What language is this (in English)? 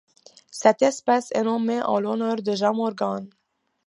French